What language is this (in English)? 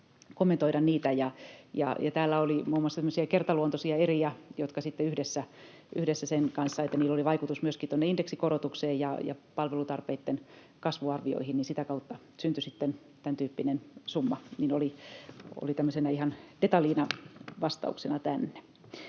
Finnish